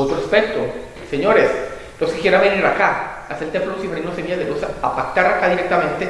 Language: Spanish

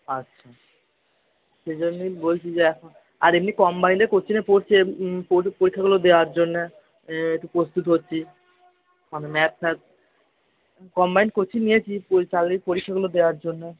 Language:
Bangla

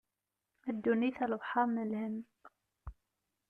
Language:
Kabyle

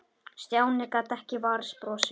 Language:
Icelandic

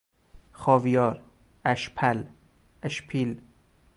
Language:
Persian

